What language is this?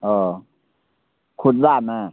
Maithili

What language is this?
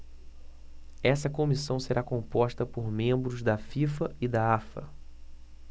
Portuguese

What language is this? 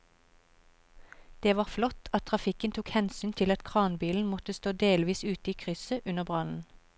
Norwegian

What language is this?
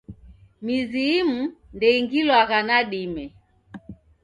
Taita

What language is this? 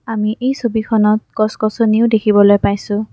Assamese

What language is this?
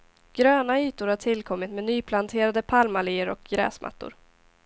Swedish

